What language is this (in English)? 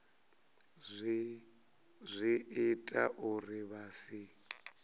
Venda